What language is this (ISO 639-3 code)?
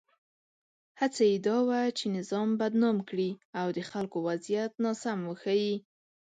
pus